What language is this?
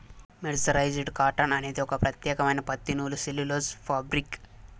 Telugu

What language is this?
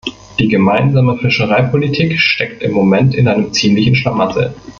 German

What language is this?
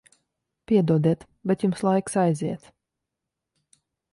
Latvian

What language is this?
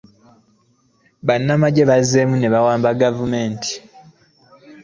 Ganda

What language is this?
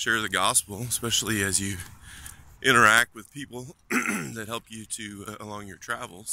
English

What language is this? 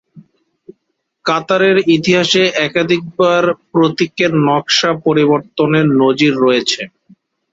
Bangla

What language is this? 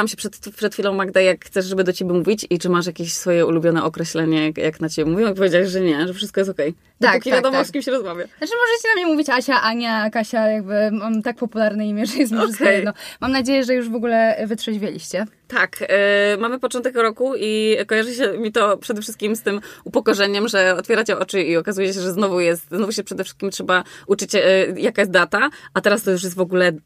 Polish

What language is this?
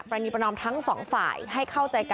Thai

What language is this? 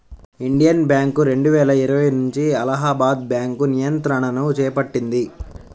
Telugu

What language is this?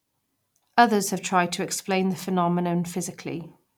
English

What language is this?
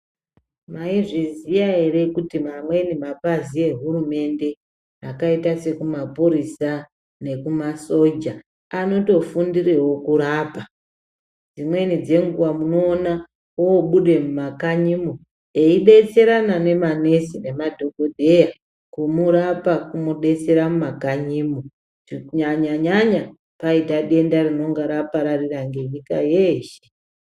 Ndau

